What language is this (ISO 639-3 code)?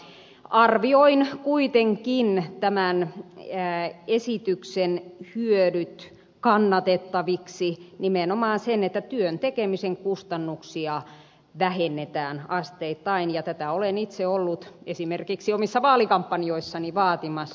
fin